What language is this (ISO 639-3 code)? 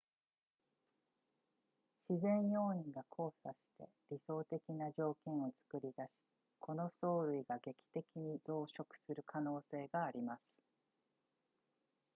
jpn